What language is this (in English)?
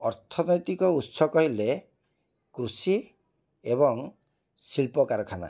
Odia